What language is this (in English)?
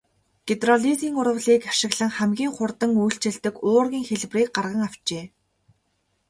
Mongolian